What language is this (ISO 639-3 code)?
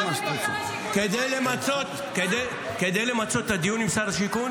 heb